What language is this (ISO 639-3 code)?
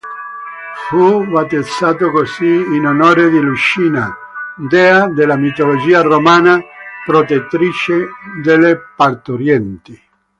ita